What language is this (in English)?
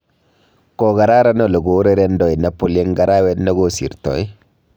Kalenjin